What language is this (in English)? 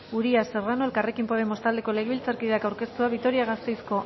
Basque